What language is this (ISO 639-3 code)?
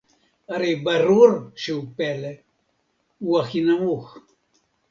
heb